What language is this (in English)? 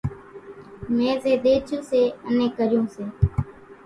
Kachi Koli